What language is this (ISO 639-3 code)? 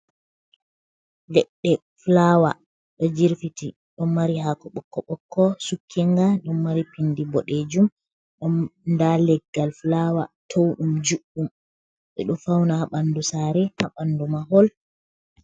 ful